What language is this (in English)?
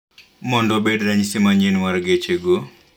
Luo (Kenya and Tanzania)